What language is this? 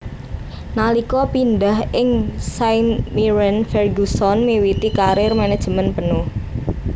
Javanese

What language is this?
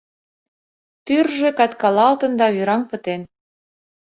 Mari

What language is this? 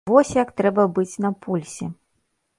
Belarusian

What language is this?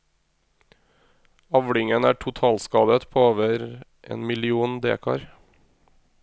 Norwegian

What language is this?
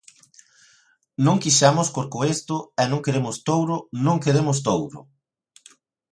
Galician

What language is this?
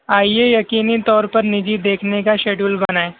Urdu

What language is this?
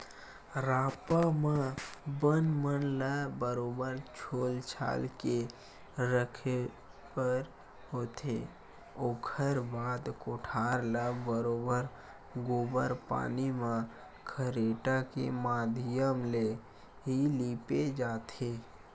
Chhattisgarhi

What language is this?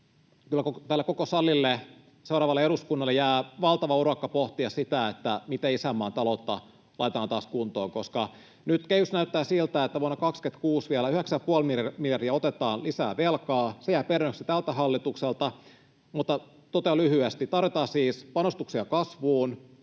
Finnish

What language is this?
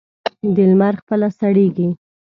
Pashto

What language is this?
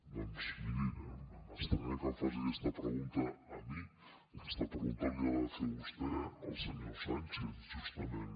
Catalan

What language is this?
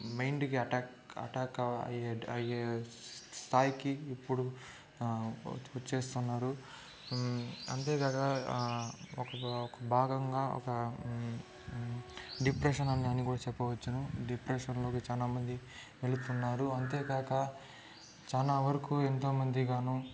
Telugu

